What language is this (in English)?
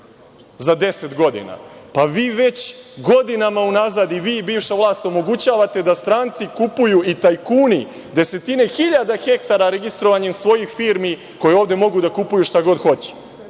Serbian